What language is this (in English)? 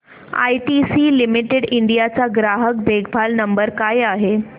Marathi